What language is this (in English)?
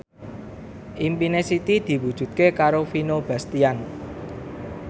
Javanese